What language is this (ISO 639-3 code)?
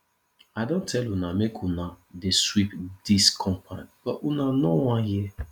pcm